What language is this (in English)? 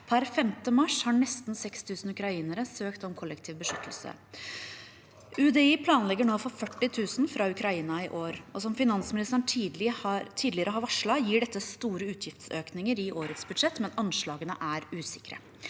Norwegian